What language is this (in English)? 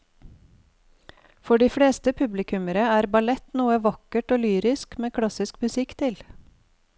Norwegian